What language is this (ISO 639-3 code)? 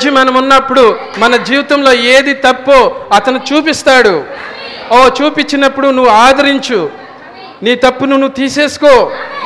tel